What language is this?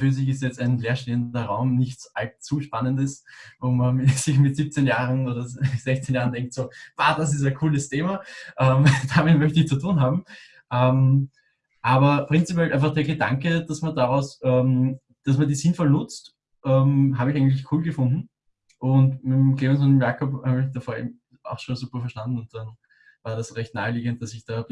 German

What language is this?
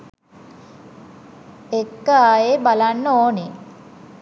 Sinhala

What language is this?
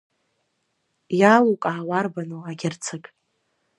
Abkhazian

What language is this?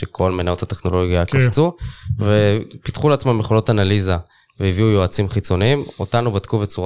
Hebrew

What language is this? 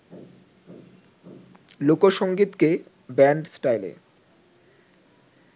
Bangla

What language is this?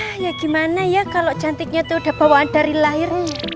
Indonesian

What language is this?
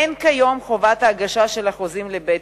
Hebrew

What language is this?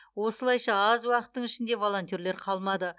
Kazakh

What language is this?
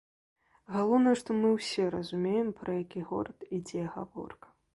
Belarusian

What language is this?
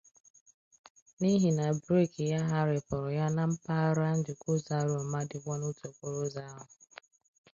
Igbo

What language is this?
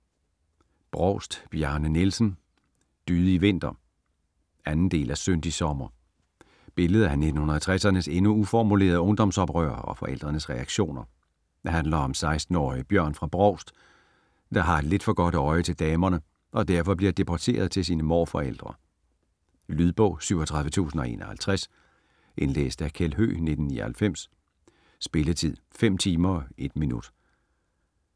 Danish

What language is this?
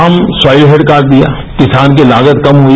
Hindi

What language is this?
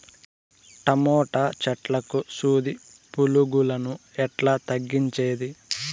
Telugu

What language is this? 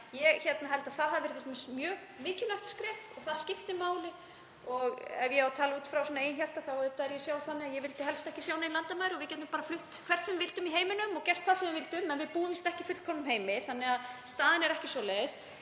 Icelandic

